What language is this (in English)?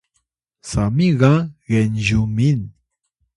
Atayal